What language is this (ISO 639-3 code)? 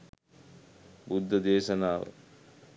sin